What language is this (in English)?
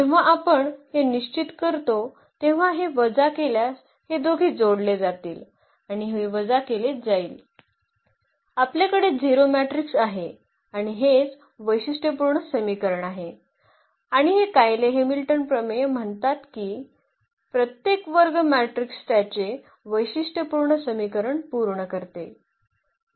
Marathi